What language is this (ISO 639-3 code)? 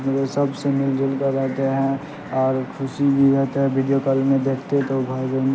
urd